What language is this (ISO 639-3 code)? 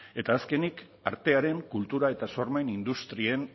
eus